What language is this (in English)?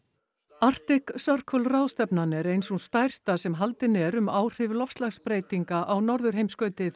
Icelandic